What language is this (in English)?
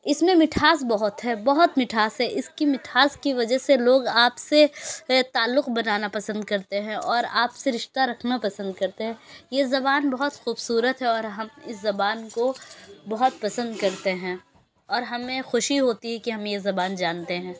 Urdu